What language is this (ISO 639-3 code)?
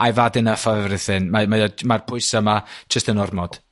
cym